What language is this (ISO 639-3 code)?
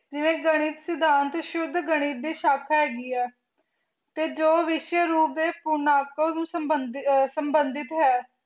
pan